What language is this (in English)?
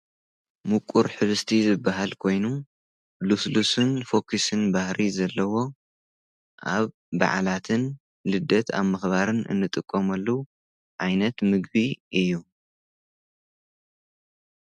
Tigrinya